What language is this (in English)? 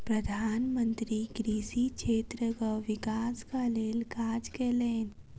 Maithili